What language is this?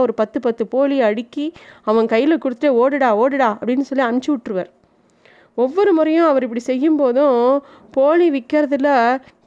Tamil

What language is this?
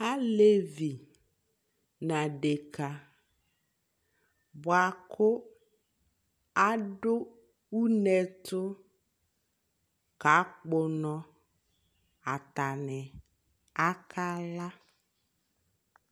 Ikposo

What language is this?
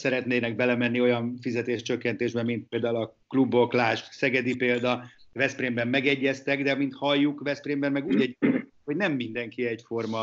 Hungarian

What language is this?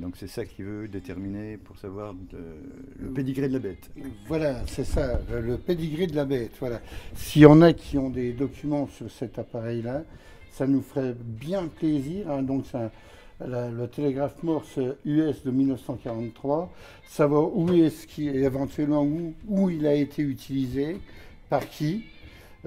French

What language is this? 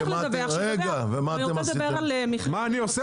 Hebrew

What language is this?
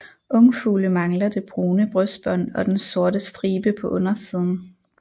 Danish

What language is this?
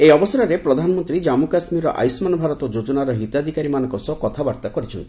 Odia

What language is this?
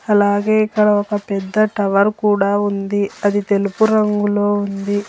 Telugu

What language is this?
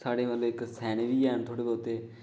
Dogri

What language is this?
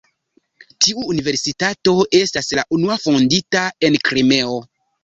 Esperanto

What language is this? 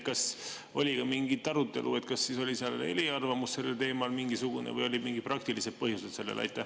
Estonian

